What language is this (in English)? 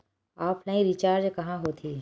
Chhattisgarhi